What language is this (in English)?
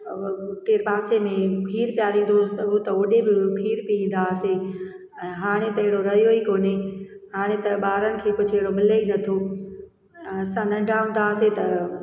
Sindhi